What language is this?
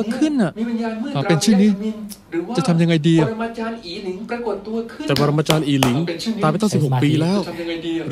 Thai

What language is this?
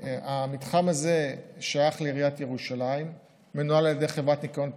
Hebrew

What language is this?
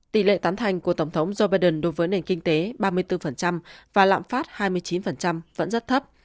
Vietnamese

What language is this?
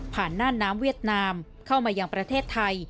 Thai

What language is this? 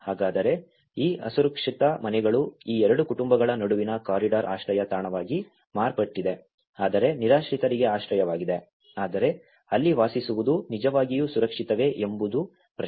Kannada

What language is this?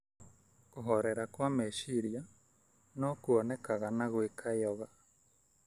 Kikuyu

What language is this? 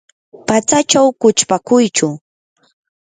Yanahuanca Pasco Quechua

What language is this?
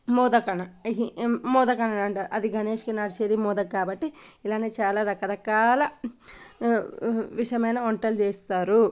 Telugu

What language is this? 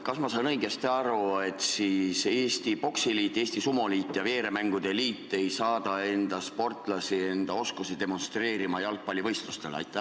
Estonian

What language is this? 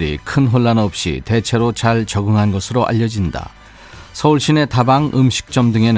Korean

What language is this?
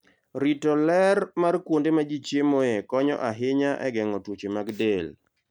Luo (Kenya and Tanzania)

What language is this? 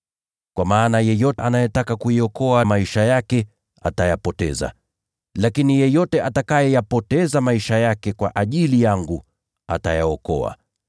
Swahili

